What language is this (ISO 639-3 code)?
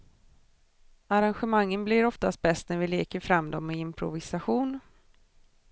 swe